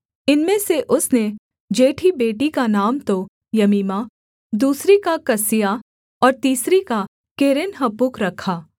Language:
Hindi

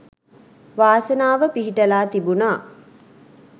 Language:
Sinhala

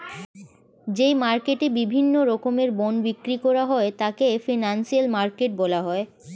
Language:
Bangla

